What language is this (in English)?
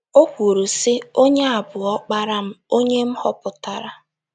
Igbo